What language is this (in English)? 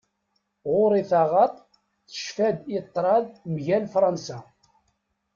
Kabyle